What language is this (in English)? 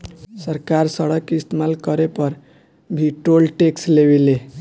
Bhojpuri